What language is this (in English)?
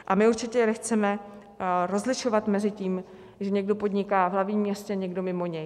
Czech